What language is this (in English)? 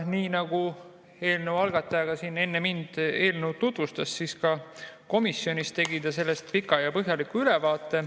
Estonian